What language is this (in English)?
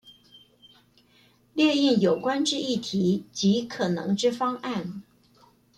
Chinese